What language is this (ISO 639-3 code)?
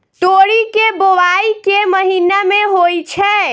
mai